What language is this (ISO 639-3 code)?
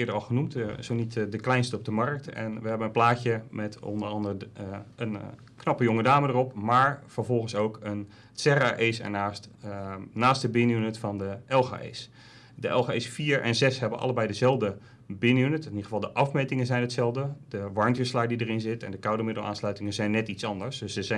nld